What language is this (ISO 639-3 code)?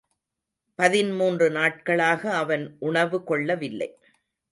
tam